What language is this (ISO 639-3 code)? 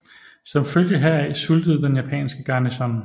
dan